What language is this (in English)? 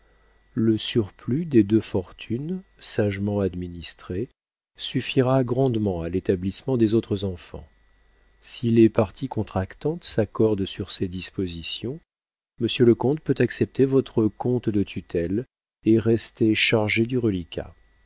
French